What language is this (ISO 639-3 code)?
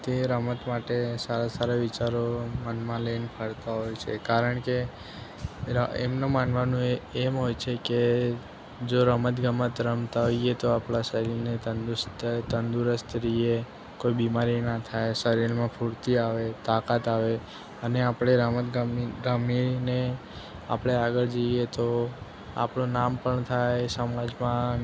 guj